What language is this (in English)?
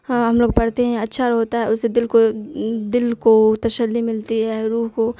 Urdu